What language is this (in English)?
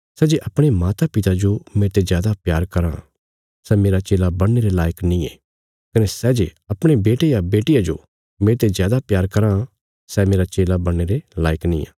Bilaspuri